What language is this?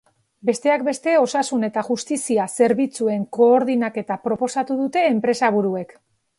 Basque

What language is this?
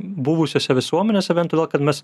Lithuanian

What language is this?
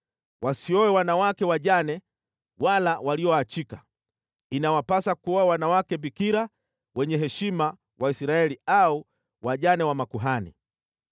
Swahili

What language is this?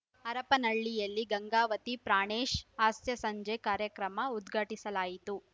Kannada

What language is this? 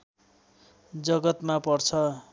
Nepali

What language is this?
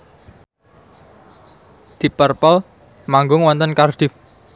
Javanese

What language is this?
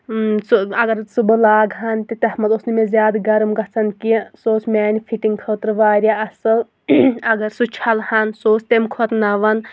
Kashmiri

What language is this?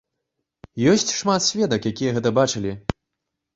Belarusian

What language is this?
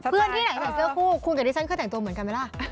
Thai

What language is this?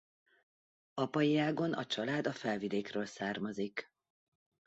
Hungarian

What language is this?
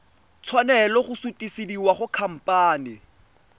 Tswana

